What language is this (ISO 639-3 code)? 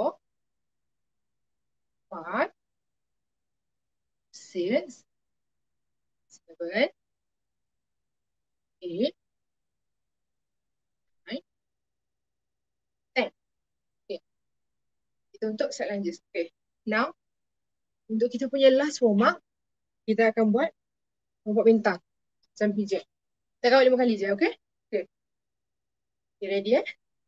msa